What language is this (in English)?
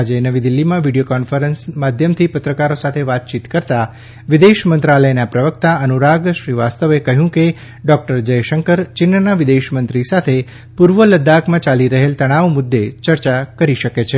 Gujarati